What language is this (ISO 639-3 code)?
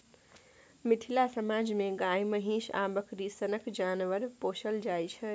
mai